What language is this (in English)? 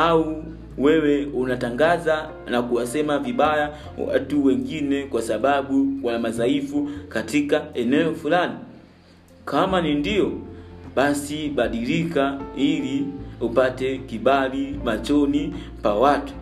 Swahili